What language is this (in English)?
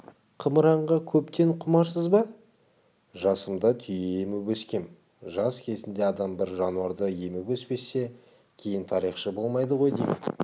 Kazakh